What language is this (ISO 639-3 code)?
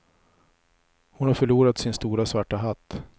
swe